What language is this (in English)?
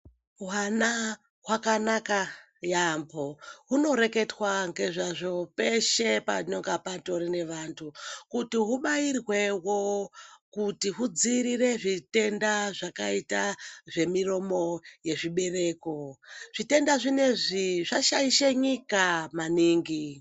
Ndau